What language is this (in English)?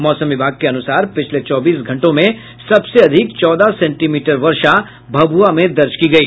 Hindi